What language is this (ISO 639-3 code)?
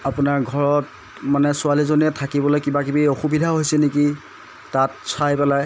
asm